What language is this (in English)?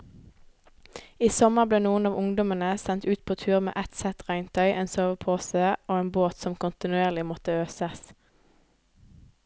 Norwegian